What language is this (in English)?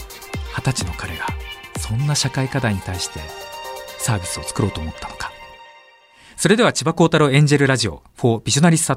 Japanese